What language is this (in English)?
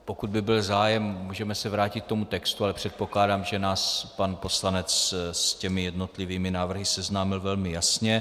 Czech